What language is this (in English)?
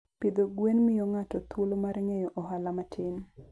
Luo (Kenya and Tanzania)